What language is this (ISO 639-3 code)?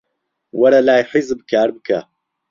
ckb